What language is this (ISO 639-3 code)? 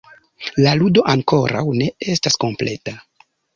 epo